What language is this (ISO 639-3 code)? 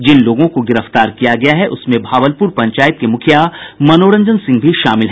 hin